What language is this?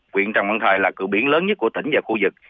Vietnamese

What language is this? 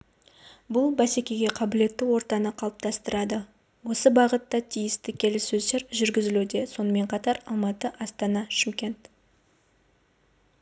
Kazakh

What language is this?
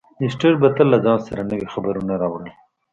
Pashto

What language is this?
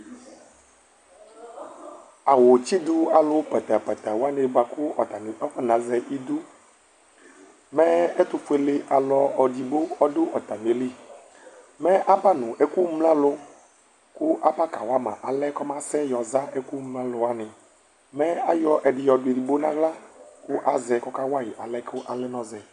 Ikposo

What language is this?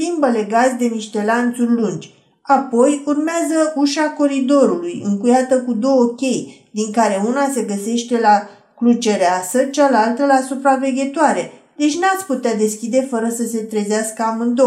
Romanian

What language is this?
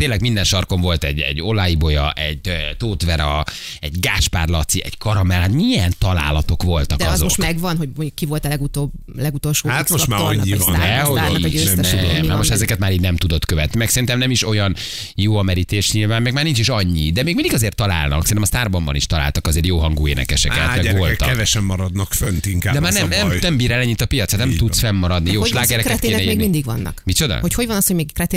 Hungarian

